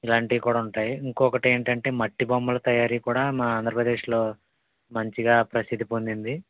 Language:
Telugu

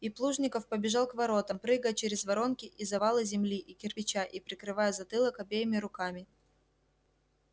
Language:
Russian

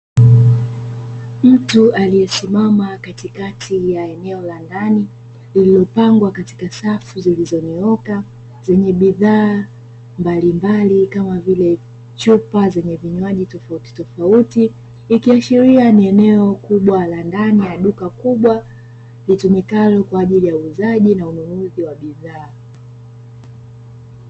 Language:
Swahili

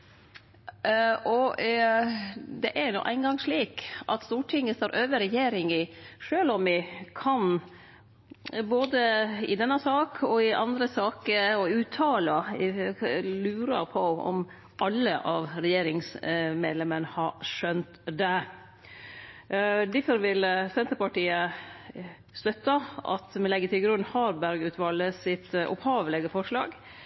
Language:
Norwegian Nynorsk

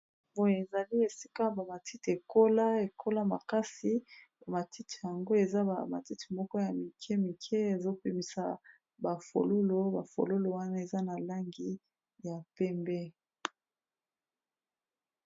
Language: Lingala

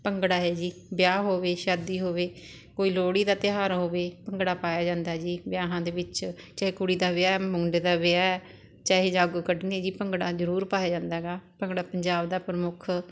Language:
Punjabi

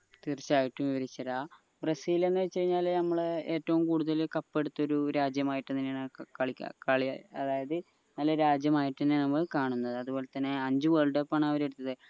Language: Malayalam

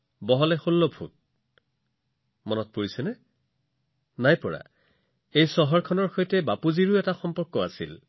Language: Assamese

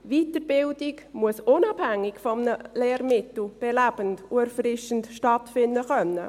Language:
Swiss German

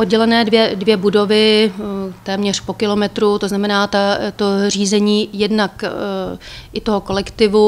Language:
Czech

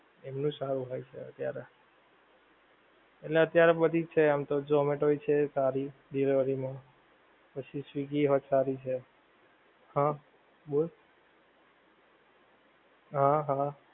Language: Gujarati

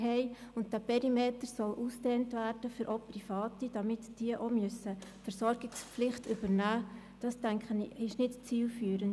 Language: Swiss German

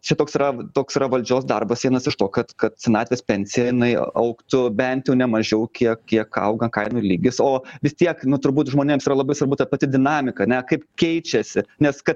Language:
Lithuanian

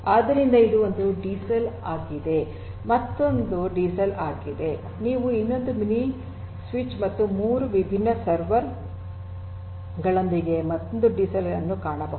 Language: Kannada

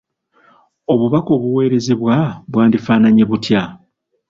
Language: Ganda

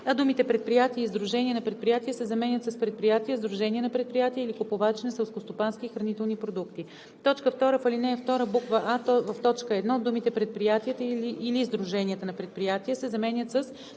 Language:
Bulgarian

